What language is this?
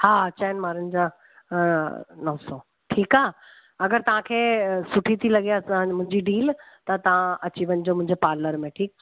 Sindhi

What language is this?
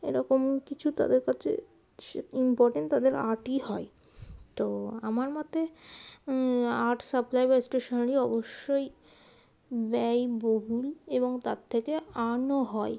Bangla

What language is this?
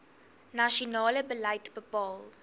Afrikaans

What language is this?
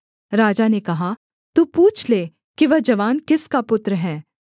Hindi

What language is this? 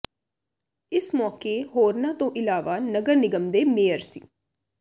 Punjabi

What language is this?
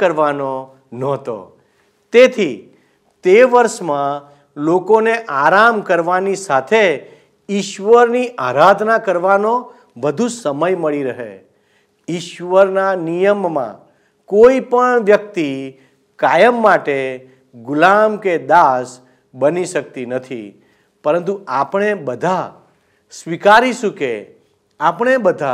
Gujarati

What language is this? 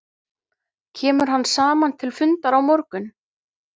Icelandic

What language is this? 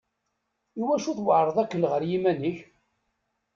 Kabyle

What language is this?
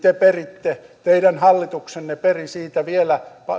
Finnish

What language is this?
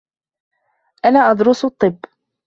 Arabic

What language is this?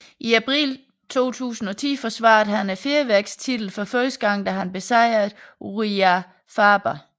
Danish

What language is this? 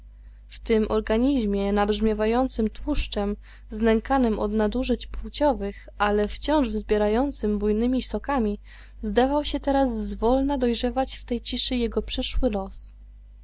Polish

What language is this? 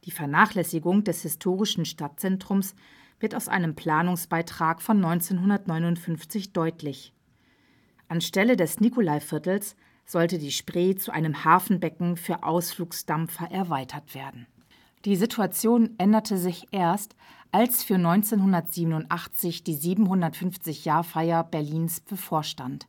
German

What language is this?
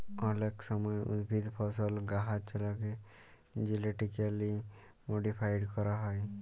Bangla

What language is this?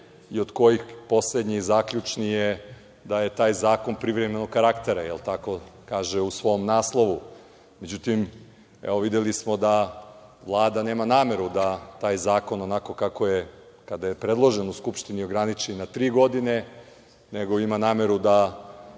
Serbian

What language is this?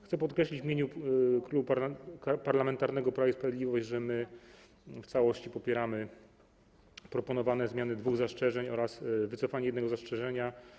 Polish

